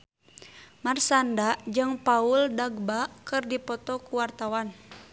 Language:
Sundanese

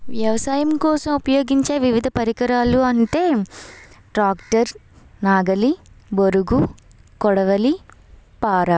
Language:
Telugu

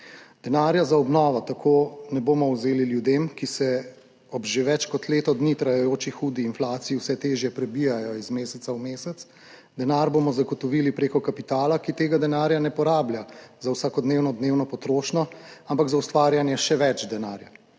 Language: Slovenian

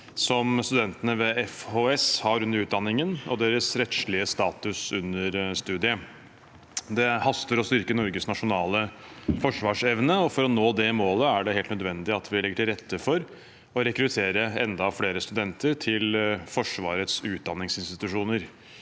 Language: Norwegian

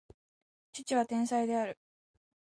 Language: Japanese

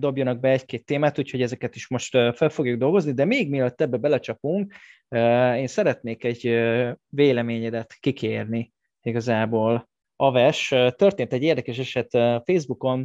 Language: Hungarian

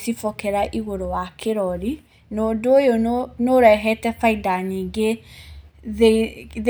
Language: Kikuyu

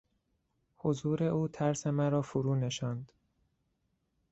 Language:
Persian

